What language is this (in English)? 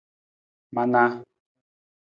Nawdm